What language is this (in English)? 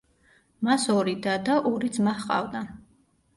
Georgian